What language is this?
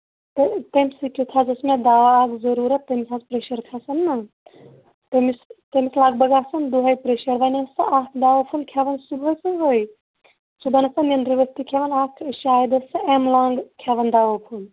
Kashmiri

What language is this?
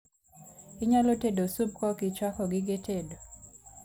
Luo (Kenya and Tanzania)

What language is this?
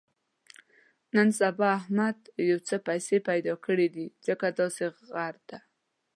Pashto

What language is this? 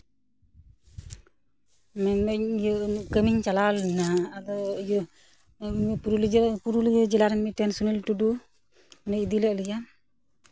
Santali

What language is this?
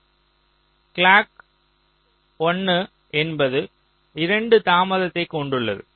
Tamil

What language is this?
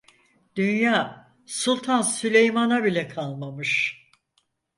Turkish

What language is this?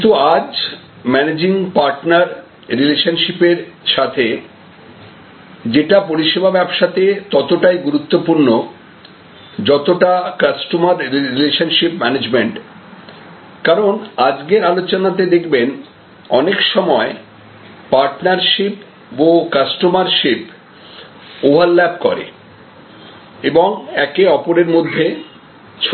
Bangla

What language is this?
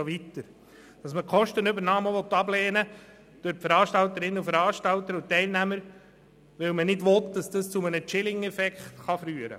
Swiss German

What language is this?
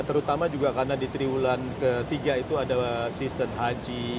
Indonesian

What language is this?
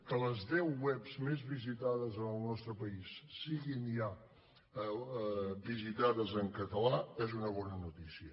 Catalan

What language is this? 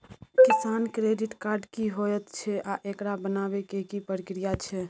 Maithili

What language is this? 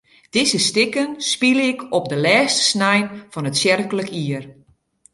Western Frisian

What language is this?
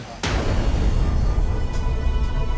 Indonesian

